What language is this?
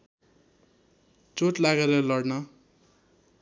Nepali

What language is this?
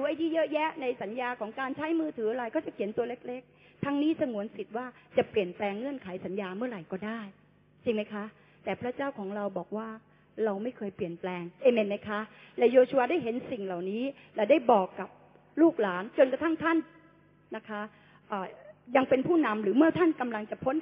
Thai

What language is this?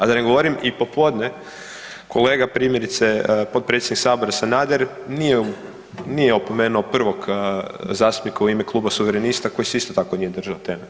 Croatian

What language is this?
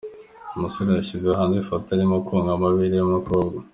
Kinyarwanda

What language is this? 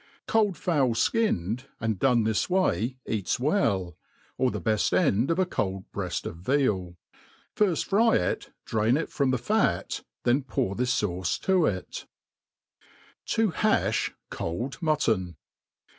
English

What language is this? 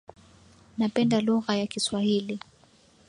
Swahili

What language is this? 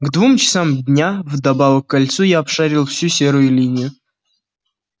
Russian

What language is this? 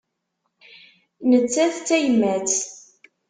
Kabyle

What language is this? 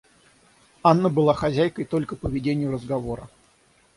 Russian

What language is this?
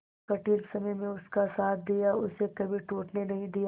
Hindi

